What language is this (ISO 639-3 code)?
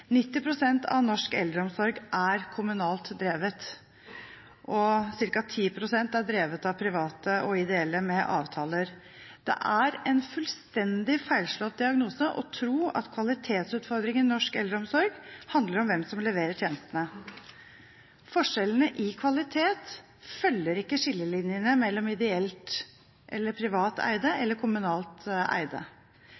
nob